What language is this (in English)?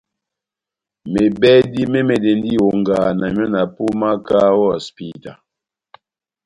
Batanga